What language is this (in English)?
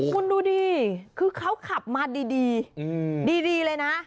Thai